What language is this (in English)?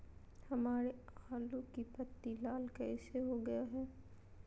Magahi